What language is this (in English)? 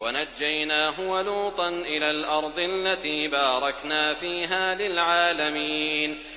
Arabic